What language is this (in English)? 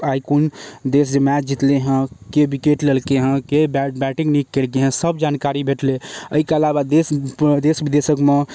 Maithili